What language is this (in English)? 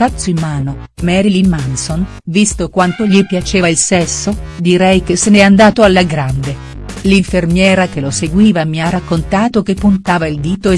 Italian